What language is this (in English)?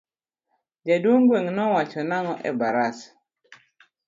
Luo (Kenya and Tanzania)